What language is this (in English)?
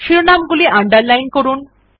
Bangla